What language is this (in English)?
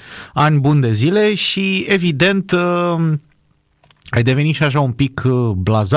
Romanian